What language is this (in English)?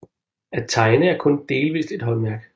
Danish